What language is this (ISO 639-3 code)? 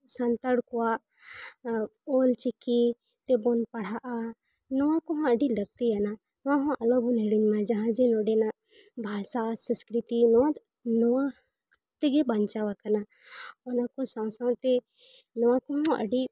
sat